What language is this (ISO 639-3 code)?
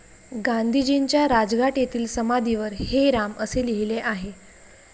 mar